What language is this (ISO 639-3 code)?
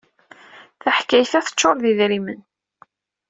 kab